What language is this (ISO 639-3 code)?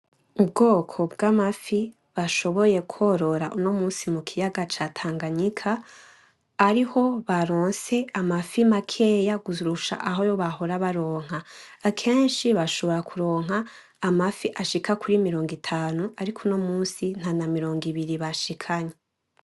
run